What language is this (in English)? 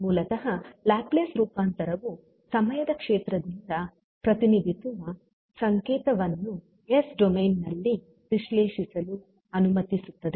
Kannada